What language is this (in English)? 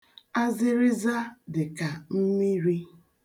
Igbo